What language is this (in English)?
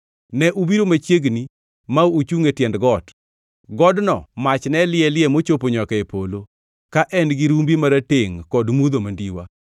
Luo (Kenya and Tanzania)